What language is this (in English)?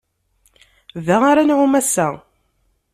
Kabyle